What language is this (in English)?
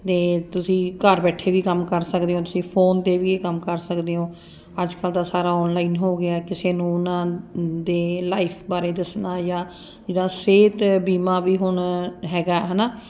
Punjabi